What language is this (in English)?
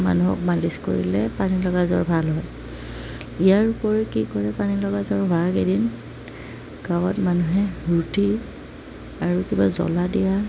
Assamese